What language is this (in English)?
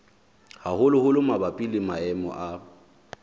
Southern Sotho